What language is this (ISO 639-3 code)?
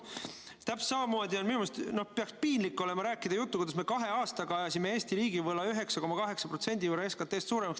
est